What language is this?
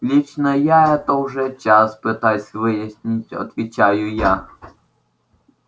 Russian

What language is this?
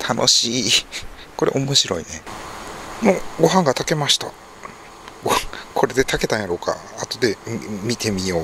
Japanese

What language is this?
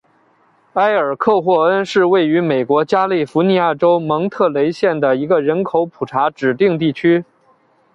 Chinese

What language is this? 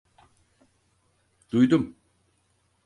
Turkish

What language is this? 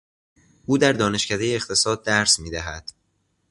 Persian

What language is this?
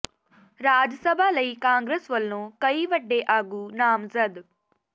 Punjabi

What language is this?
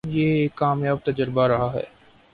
Urdu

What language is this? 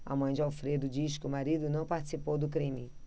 Portuguese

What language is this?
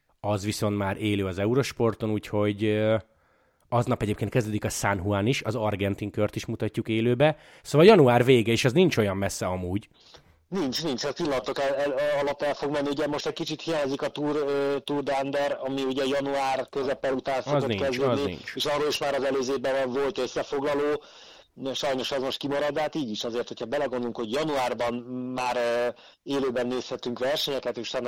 Hungarian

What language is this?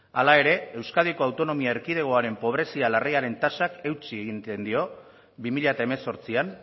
Basque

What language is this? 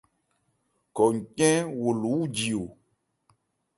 Ebrié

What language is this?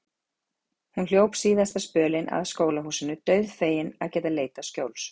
Icelandic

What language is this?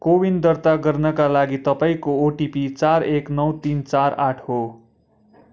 Nepali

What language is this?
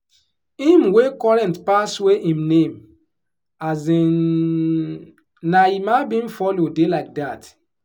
Nigerian Pidgin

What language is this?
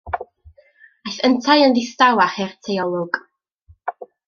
Welsh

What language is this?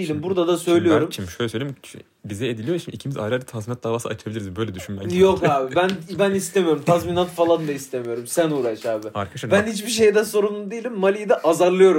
Turkish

